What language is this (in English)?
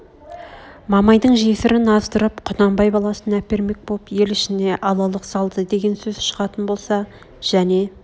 Kazakh